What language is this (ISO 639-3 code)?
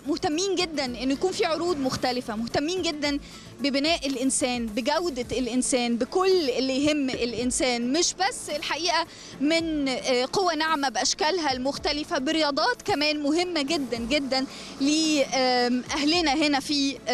ara